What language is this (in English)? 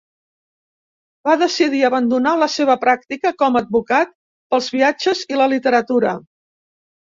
Catalan